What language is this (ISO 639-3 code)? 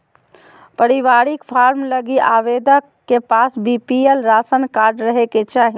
mag